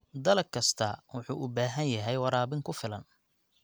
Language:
Somali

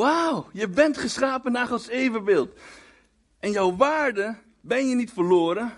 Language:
Dutch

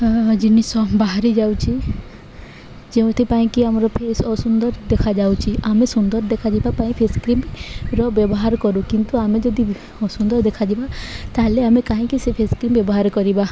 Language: Odia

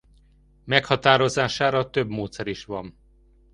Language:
Hungarian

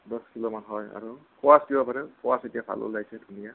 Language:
Assamese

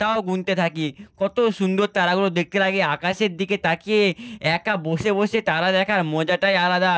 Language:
Bangla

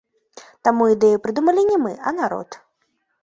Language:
Belarusian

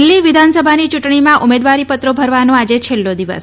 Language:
Gujarati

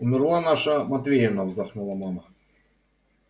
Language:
Russian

